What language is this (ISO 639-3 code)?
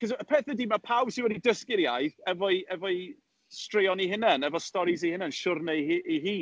cym